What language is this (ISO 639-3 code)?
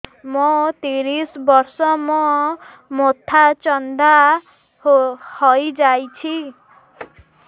ori